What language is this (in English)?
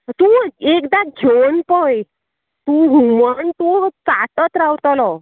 Konkani